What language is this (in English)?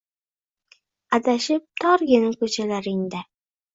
Uzbek